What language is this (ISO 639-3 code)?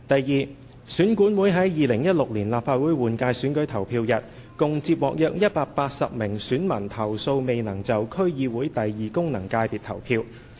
yue